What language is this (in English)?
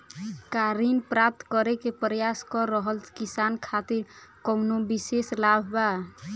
Bhojpuri